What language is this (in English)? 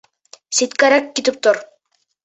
Bashkir